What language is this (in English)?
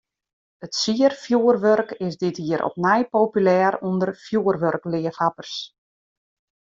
Western Frisian